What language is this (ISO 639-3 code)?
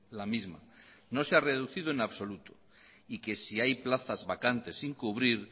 spa